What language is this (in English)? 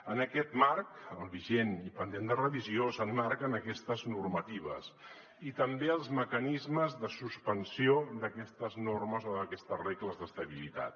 Catalan